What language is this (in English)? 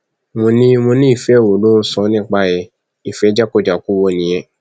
Yoruba